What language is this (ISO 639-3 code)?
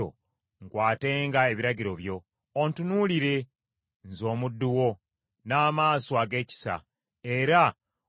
lug